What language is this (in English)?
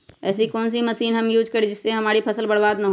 Magahi